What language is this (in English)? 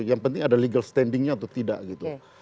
Indonesian